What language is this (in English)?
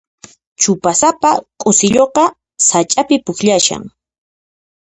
Puno Quechua